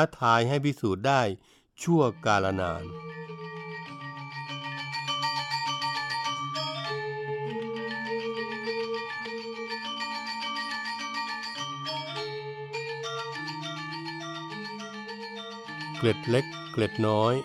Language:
Thai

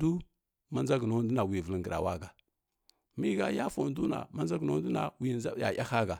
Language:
Kirya-Konzəl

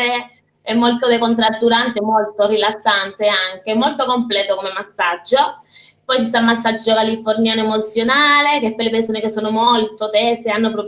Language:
Italian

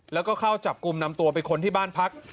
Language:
Thai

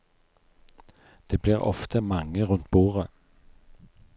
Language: Norwegian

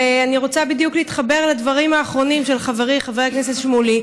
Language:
Hebrew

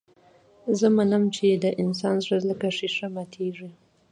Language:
Pashto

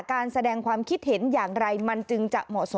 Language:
Thai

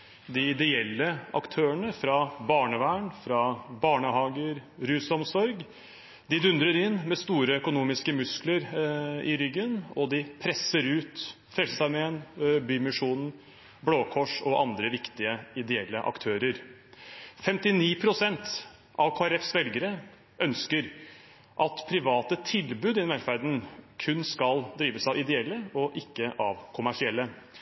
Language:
Norwegian Bokmål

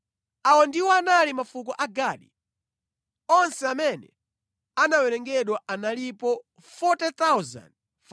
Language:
Nyanja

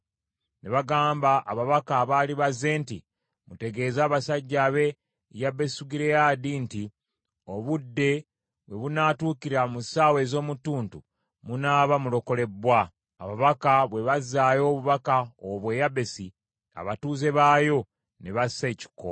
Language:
Ganda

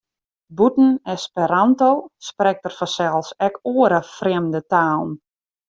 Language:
Western Frisian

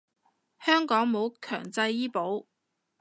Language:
Cantonese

